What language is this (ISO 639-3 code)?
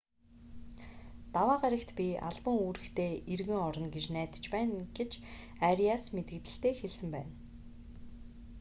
mon